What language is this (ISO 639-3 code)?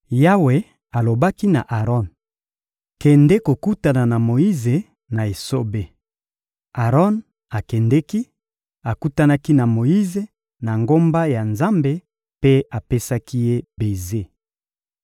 lin